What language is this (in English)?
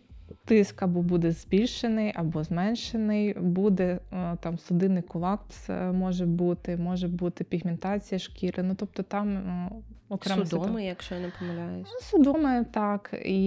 Ukrainian